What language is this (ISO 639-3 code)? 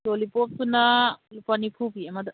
mni